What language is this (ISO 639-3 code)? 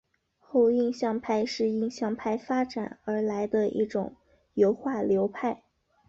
zho